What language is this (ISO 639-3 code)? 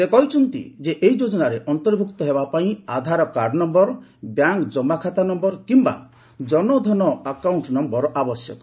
ori